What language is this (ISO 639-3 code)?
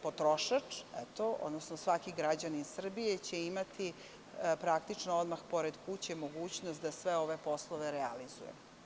srp